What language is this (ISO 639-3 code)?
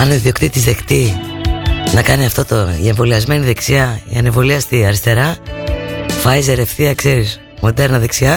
ell